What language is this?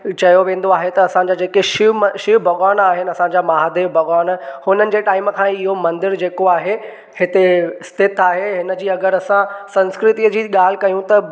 Sindhi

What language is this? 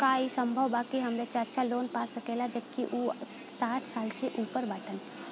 Bhojpuri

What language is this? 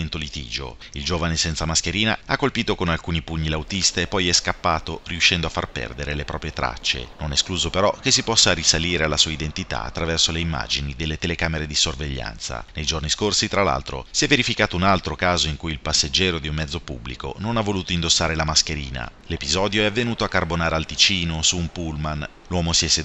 Italian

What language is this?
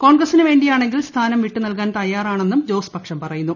Malayalam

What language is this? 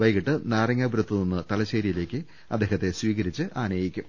Malayalam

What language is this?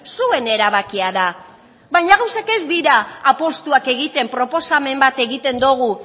Basque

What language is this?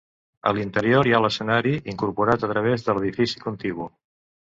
Catalan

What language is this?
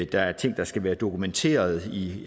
Danish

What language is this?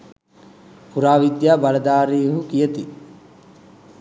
Sinhala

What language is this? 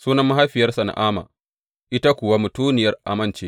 Hausa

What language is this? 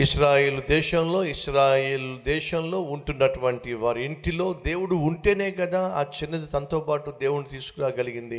Telugu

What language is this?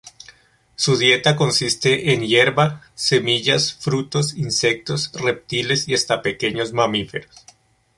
Spanish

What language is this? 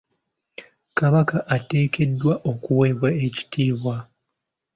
Ganda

